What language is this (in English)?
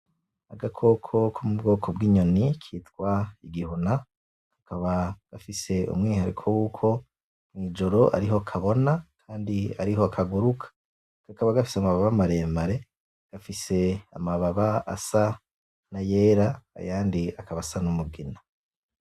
Rundi